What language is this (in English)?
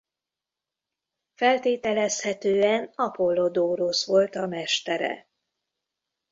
Hungarian